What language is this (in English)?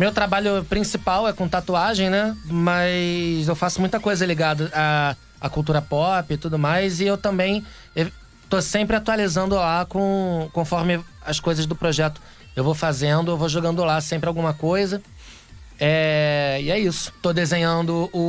Portuguese